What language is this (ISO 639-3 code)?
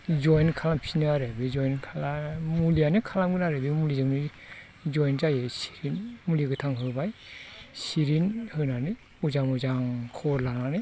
brx